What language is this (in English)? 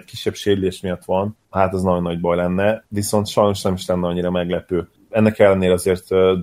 Hungarian